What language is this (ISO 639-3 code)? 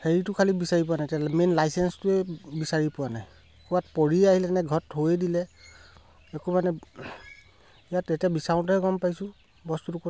asm